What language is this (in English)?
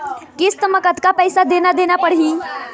Chhattisgarhi